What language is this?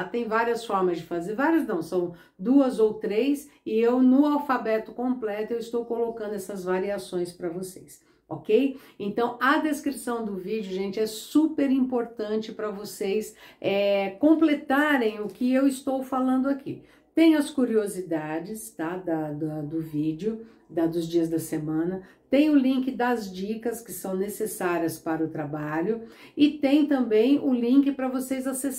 Portuguese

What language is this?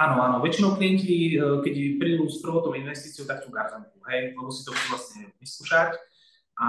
Slovak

